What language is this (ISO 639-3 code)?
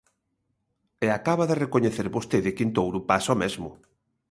glg